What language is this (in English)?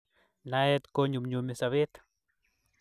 Kalenjin